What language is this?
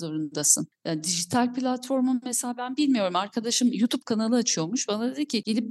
Turkish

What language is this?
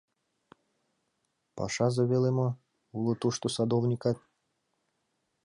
Mari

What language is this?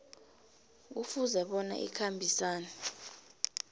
South Ndebele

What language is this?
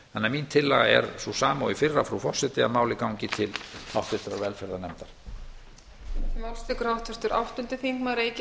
Icelandic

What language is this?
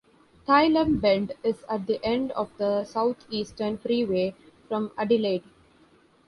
English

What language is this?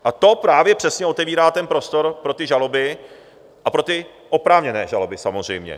Czech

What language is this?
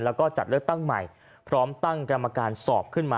Thai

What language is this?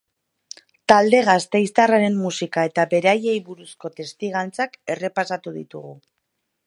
Basque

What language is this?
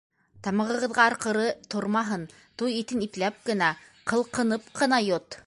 Bashkir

